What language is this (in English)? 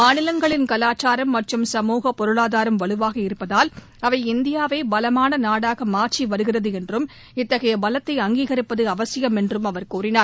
Tamil